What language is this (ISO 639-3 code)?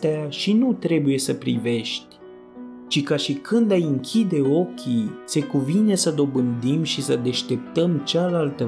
ron